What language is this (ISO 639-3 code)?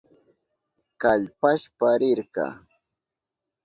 qup